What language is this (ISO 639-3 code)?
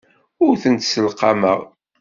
kab